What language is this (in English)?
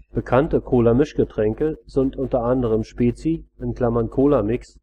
German